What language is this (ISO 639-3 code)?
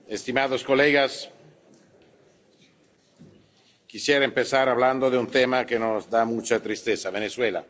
spa